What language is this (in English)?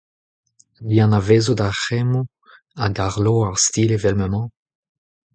Breton